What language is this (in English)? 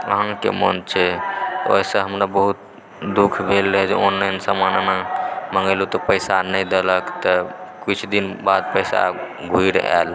Maithili